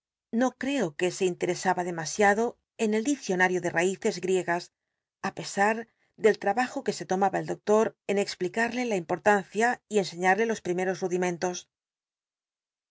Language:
Spanish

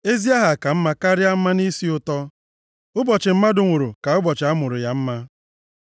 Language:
Igbo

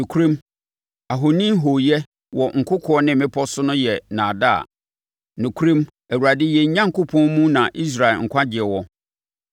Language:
Akan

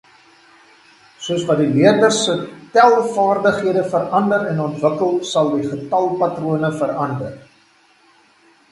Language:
Afrikaans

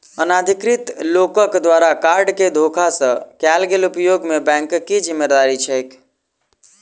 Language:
Maithili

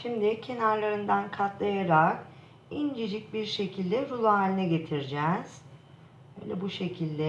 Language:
Turkish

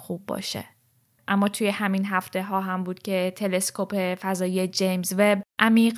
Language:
Persian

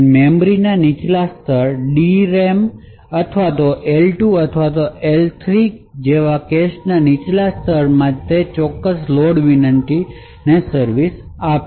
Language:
Gujarati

